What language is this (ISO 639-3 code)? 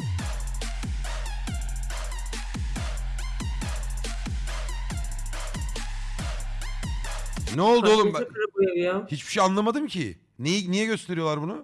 tur